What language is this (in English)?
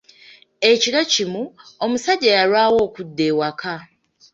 Ganda